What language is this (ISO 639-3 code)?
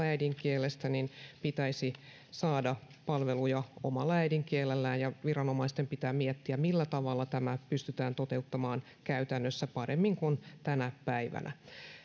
fin